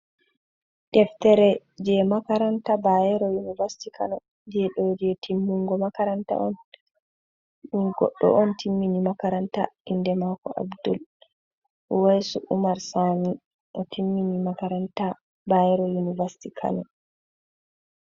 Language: Fula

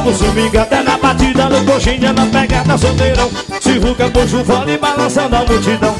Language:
Portuguese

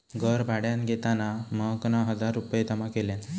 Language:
Marathi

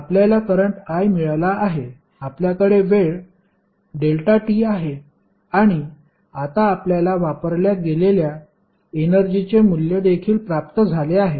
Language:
Marathi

